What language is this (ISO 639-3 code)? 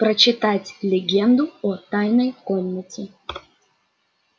rus